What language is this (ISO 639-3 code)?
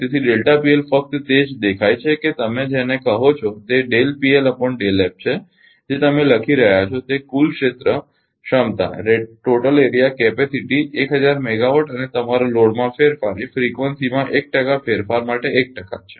guj